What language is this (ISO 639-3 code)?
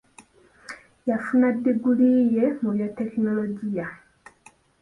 lug